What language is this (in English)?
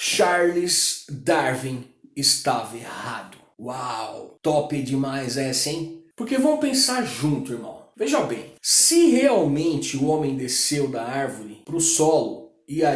Portuguese